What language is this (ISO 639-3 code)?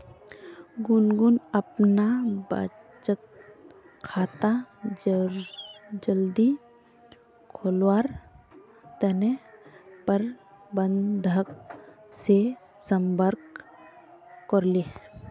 mag